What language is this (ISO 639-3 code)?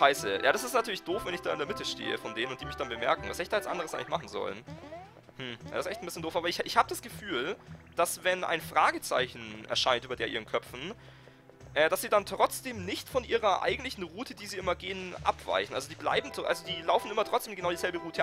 deu